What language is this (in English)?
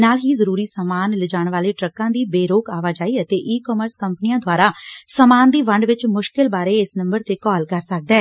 Punjabi